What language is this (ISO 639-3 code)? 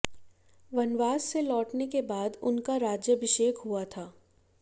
hin